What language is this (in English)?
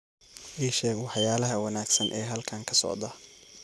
Somali